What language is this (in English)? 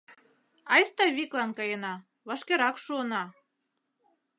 Mari